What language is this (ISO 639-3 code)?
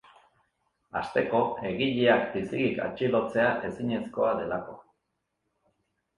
eus